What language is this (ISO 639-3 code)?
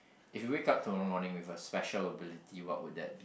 eng